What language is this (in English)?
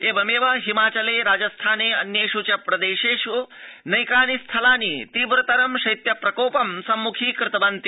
Sanskrit